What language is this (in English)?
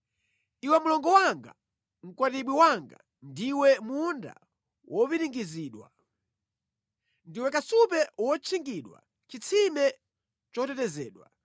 Nyanja